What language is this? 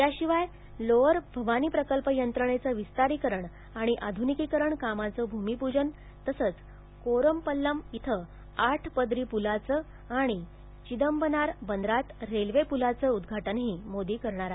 Marathi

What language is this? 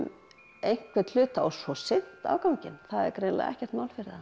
Icelandic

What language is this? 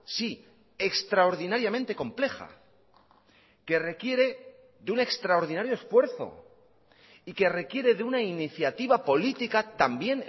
Spanish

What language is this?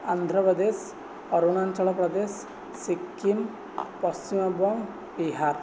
Odia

